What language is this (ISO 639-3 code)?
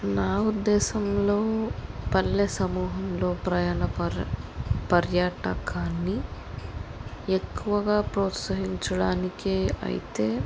tel